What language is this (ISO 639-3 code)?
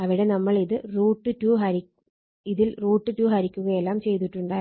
mal